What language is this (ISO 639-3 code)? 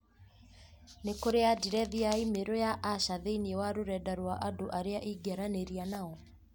kik